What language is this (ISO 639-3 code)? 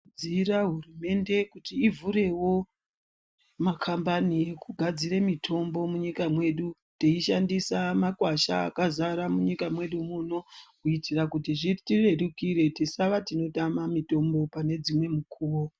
ndc